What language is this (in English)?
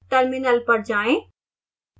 Hindi